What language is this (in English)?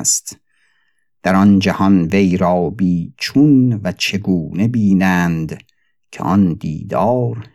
Persian